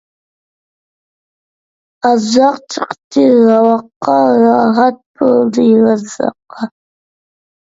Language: Uyghur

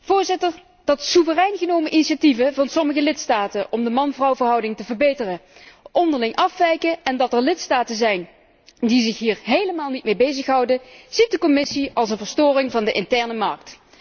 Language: Dutch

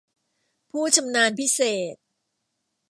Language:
Thai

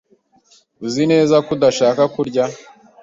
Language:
Kinyarwanda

